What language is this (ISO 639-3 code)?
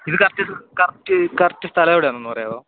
mal